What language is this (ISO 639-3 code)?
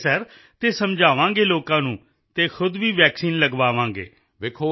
pan